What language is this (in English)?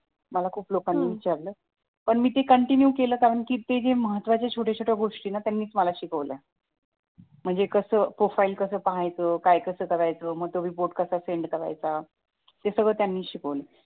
Marathi